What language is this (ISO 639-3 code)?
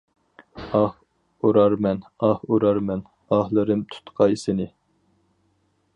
uig